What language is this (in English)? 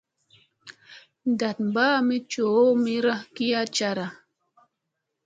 Musey